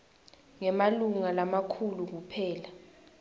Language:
Swati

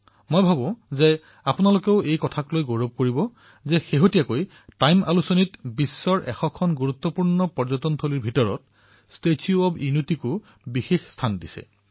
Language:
Assamese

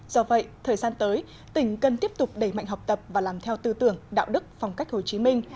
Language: Vietnamese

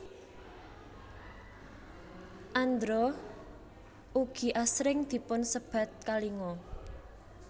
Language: Javanese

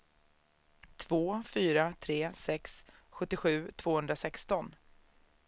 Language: Swedish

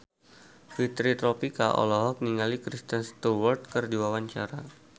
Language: Sundanese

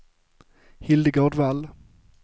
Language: Swedish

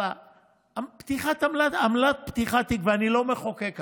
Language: Hebrew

